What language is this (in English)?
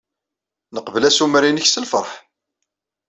Kabyle